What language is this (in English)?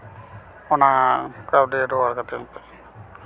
Santali